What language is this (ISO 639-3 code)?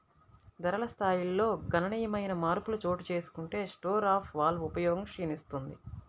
tel